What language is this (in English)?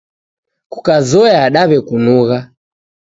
Taita